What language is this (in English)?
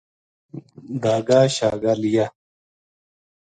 Gujari